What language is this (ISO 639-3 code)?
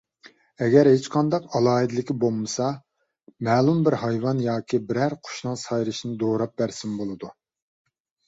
uig